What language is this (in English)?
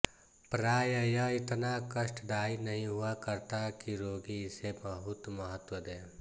Hindi